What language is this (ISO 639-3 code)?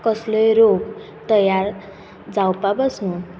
kok